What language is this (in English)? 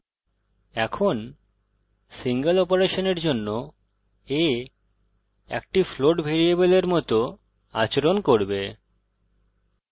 Bangla